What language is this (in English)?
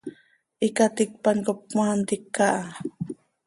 Seri